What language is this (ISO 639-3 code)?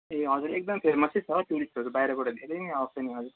nep